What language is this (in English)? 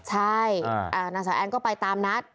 Thai